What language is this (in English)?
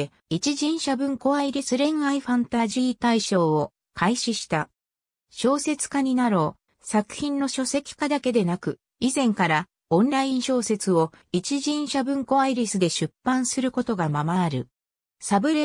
Japanese